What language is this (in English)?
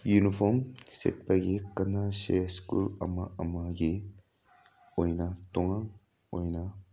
Manipuri